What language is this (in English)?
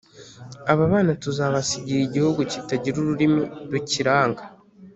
Kinyarwanda